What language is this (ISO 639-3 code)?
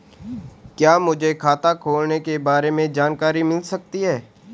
hin